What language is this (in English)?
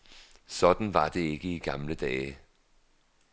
Danish